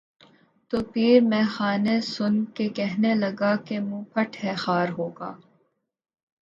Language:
Urdu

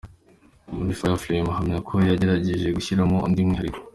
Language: Kinyarwanda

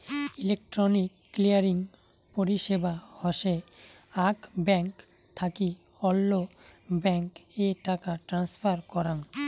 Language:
Bangla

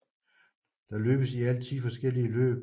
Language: Danish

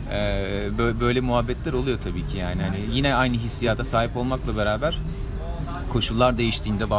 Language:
Turkish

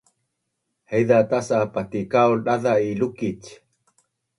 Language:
Bunun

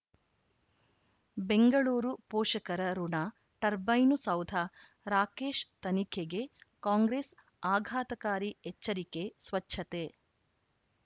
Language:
Kannada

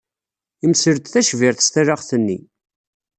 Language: Kabyle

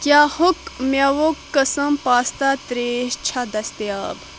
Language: Kashmiri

